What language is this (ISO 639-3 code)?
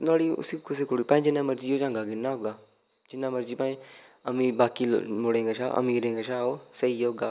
doi